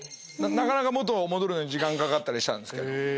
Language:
Japanese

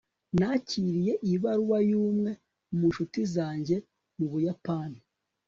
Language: Kinyarwanda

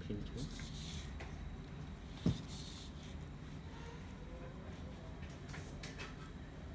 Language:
English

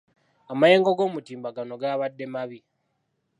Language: Ganda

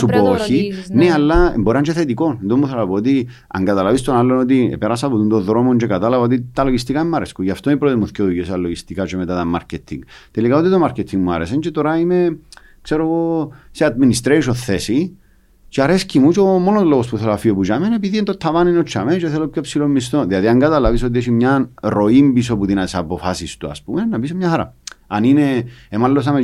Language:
Greek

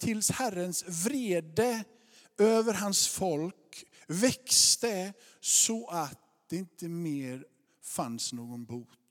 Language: Swedish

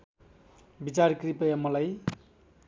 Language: Nepali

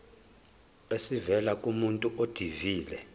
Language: Zulu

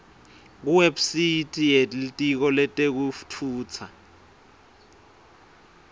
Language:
Swati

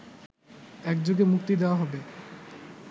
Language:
Bangla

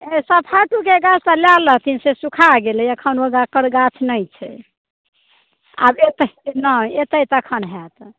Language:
Maithili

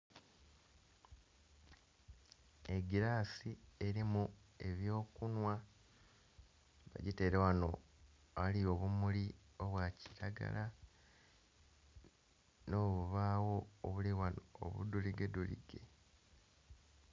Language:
Soga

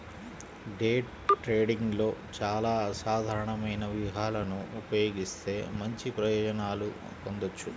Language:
Telugu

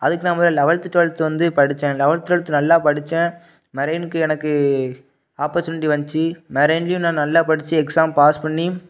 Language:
Tamil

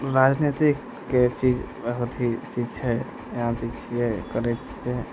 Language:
Maithili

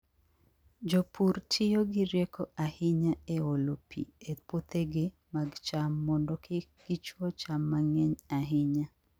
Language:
Luo (Kenya and Tanzania)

